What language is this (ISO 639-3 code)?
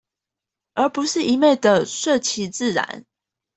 zho